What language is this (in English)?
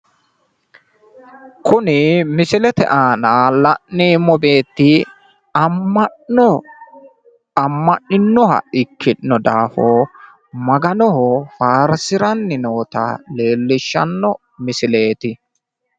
Sidamo